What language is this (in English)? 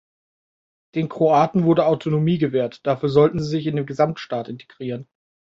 German